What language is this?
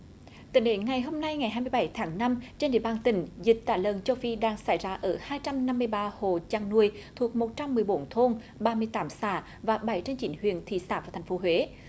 Vietnamese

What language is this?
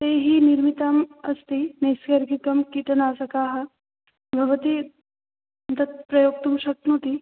Sanskrit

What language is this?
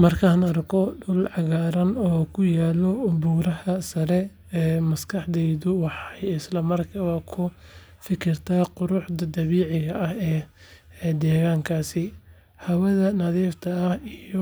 Somali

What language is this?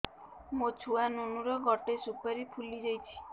Odia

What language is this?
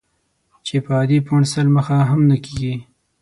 Pashto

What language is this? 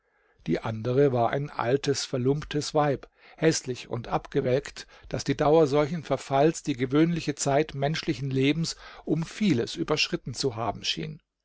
German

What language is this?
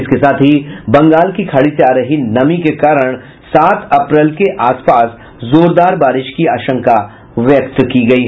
Hindi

